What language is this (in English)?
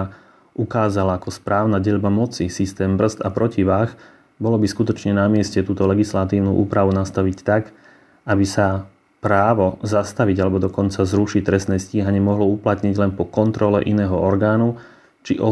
Slovak